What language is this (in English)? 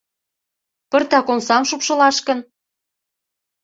Mari